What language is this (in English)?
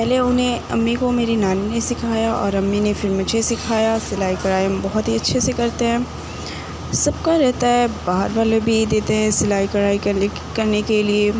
Urdu